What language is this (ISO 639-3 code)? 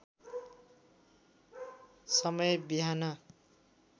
nep